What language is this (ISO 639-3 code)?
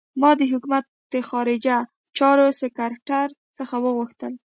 pus